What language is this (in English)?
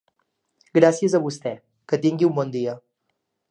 Catalan